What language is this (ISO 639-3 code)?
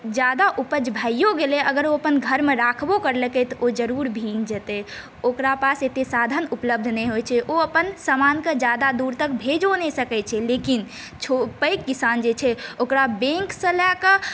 mai